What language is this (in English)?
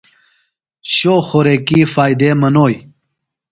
Phalura